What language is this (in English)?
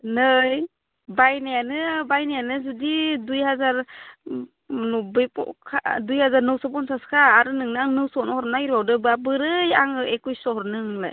Bodo